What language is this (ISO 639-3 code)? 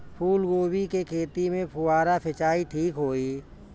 bho